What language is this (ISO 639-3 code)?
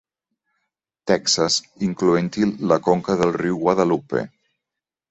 cat